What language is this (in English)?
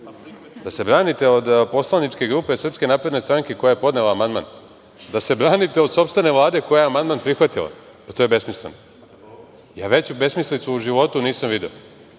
Serbian